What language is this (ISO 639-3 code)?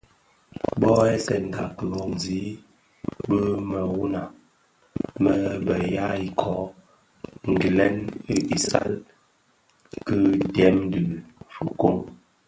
ksf